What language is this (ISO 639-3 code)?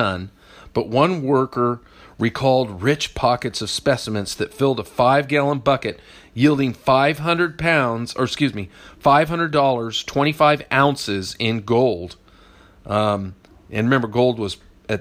eng